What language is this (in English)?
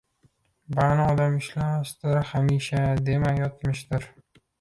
Uzbek